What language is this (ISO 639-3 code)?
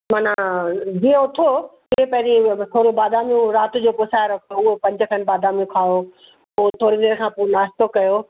snd